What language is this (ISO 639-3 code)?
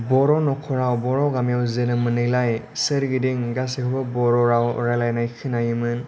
brx